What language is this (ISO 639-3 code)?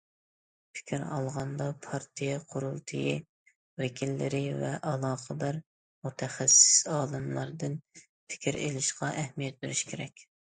uig